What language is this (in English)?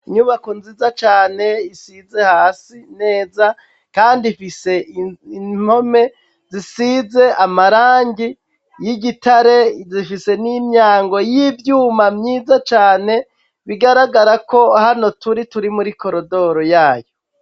Rundi